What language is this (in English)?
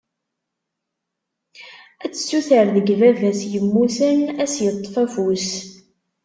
Kabyle